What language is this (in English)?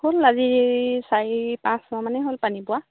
Assamese